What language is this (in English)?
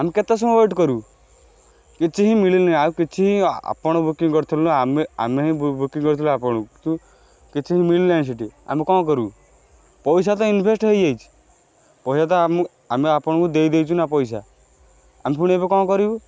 Odia